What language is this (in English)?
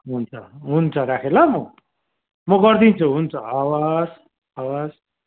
Nepali